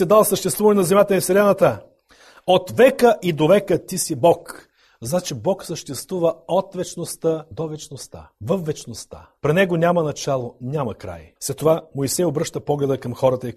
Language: Bulgarian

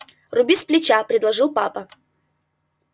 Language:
Russian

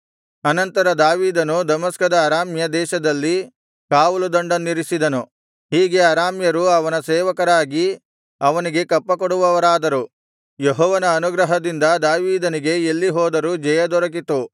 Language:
Kannada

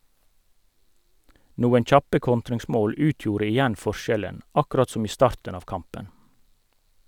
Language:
Norwegian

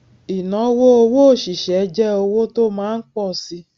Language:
Yoruba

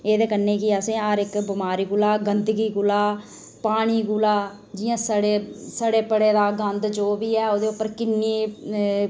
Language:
Dogri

